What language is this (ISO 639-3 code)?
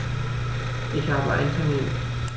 deu